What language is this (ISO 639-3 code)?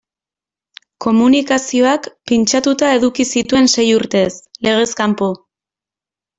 eus